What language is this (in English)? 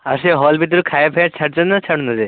Odia